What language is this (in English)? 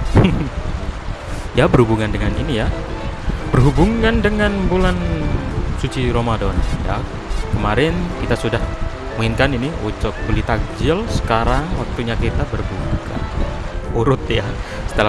Indonesian